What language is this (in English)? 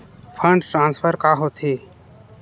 Chhattisgarhi